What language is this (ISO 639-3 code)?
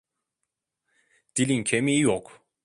tur